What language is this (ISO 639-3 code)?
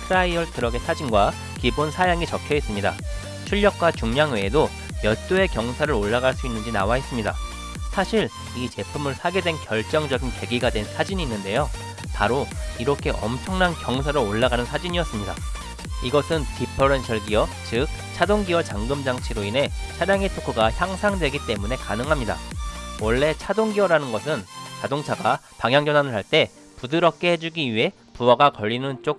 kor